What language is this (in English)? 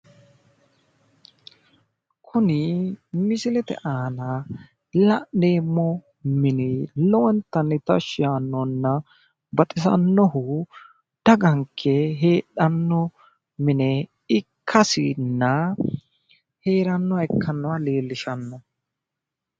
Sidamo